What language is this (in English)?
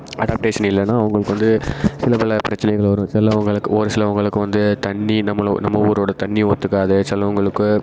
Tamil